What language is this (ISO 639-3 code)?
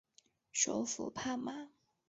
zho